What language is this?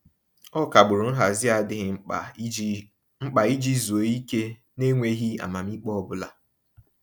Igbo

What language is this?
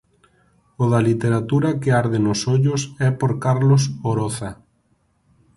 Galician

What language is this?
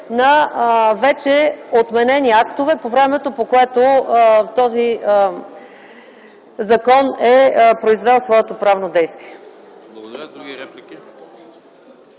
Bulgarian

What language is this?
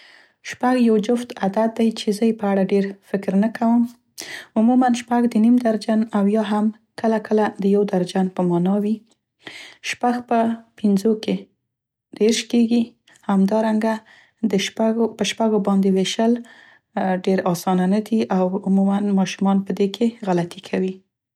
Central Pashto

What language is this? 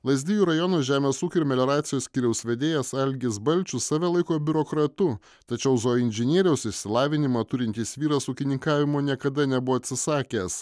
Lithuanian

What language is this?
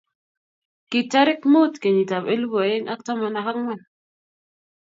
Kalenjin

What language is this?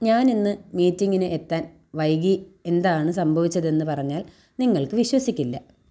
Malayalam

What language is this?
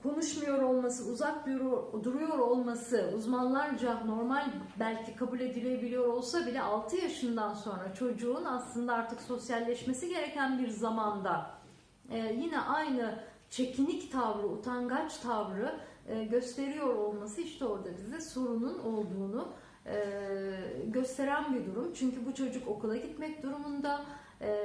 Turkish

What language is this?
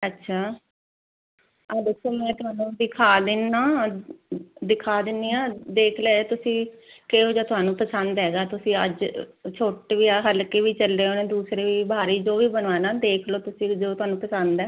Punjabi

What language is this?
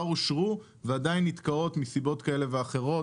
Hebrew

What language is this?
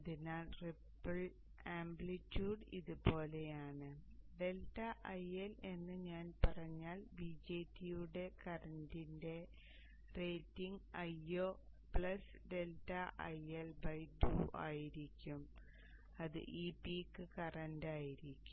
Malayalam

